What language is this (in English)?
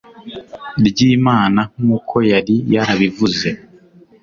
Kinyarwanda